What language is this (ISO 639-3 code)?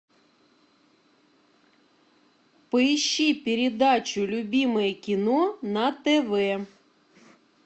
rus